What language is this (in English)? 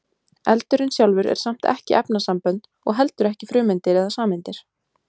Icelandic